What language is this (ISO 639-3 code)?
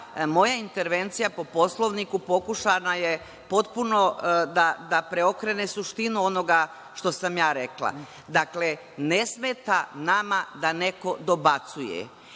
srp